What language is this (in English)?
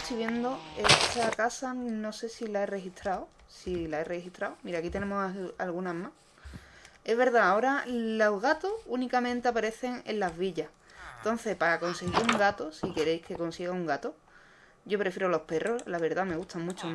Spanish